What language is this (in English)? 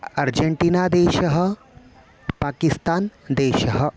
Sanskrit